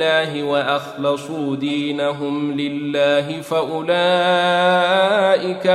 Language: Arabic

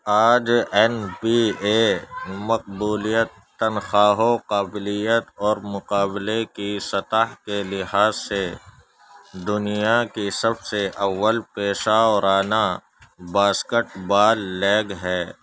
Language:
Urdu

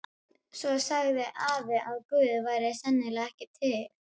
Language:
Icelandic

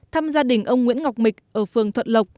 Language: Vietnamese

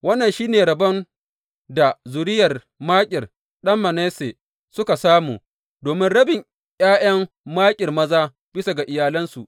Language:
Hausa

